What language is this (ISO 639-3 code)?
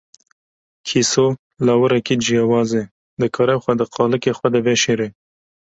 kur